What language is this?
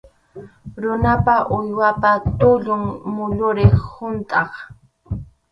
Arequipa-La Unión Quechua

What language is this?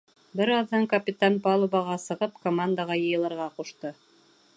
Bashkir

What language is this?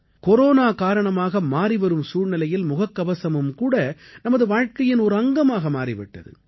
Tamil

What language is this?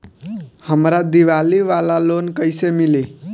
Bhojpuri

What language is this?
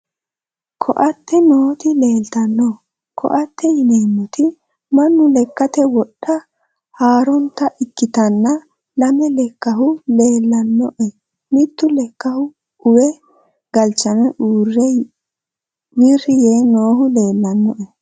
Sidamo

